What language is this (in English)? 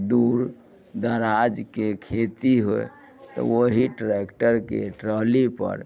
Maithili